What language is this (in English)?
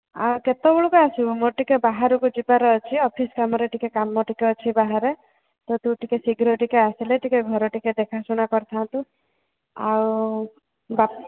Odia